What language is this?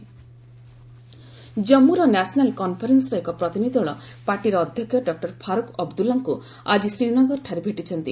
Odia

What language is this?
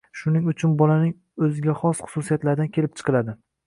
Uzbek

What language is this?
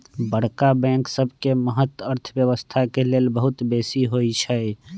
Magahi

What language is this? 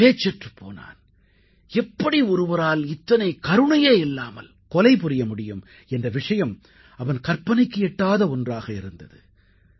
Tamil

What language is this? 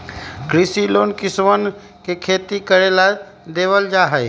Magahi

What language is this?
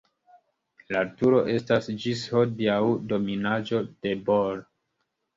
Esperanto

